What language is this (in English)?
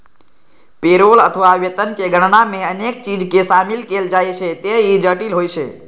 Maithili